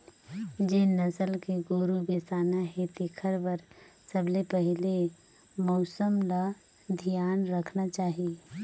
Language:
Chhattisgarhi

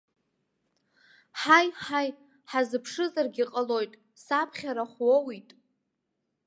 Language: Abkhazian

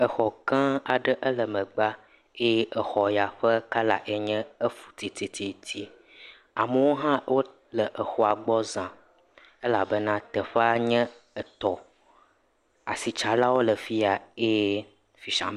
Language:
Ewe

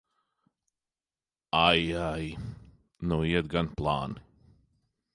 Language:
Latvian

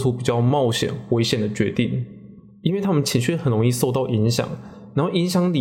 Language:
Chinese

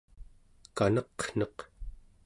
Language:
Central Yupik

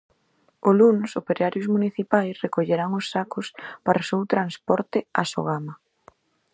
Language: Galician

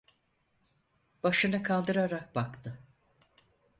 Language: Turkish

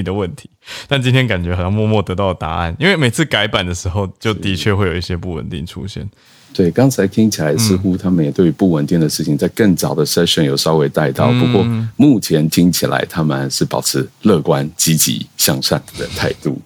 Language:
Chinese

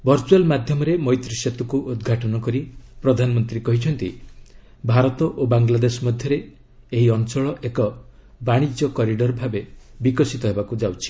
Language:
Odia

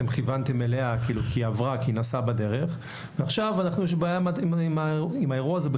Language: Hebrew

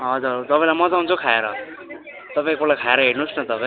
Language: Nepali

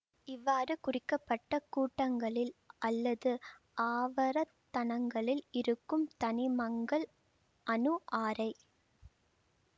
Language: Tamil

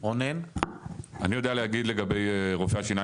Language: Hebrew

